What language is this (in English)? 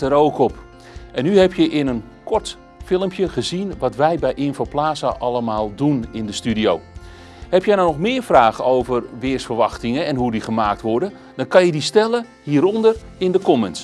Dutch